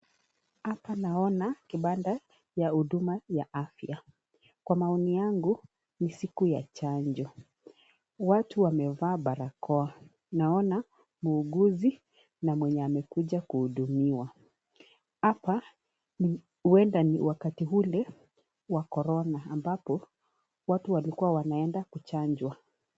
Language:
Swahili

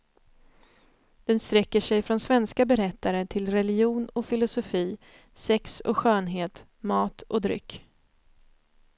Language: Swedish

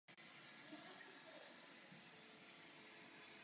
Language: Czech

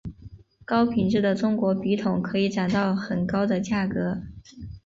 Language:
Chinese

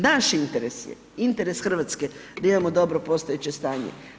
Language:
Croatian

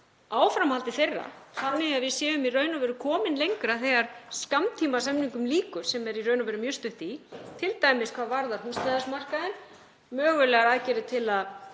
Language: Icelandic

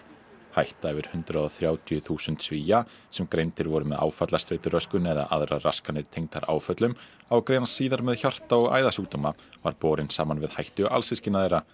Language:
Icelandic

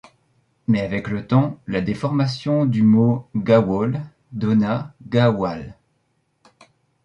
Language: French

